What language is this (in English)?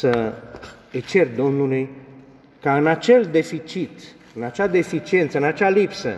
Romanian